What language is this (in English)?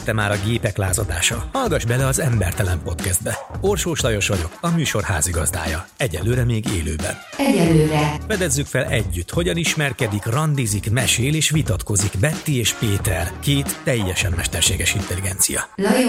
Hungarian